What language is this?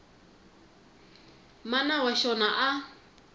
Tsonga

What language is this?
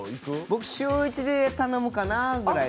Japanese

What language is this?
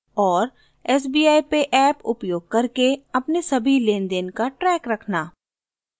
Hindi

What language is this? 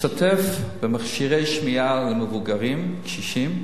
Hebrew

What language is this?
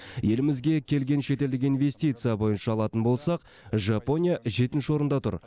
Kazakh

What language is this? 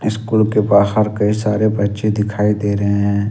Hindi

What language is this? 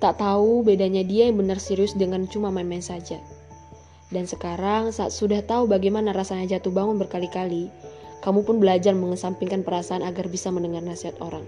Indonesian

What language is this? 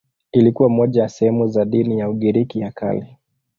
Swahili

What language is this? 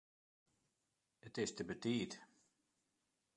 Western Frisian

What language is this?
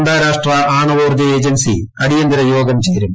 Malayalam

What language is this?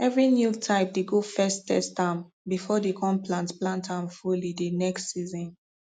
Nigerian Pidgin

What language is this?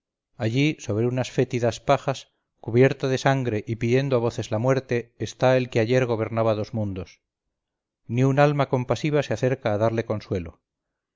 Spanish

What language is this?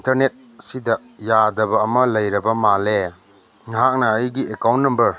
Manipuri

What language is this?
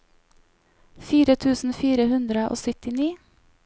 Norwegian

